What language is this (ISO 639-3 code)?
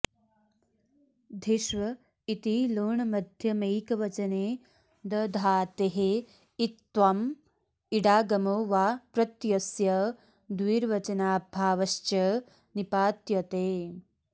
san